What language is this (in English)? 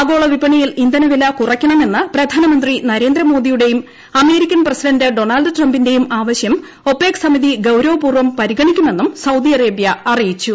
Malayalam